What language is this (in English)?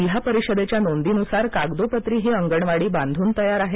Marathi